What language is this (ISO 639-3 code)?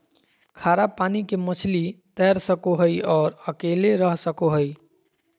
mag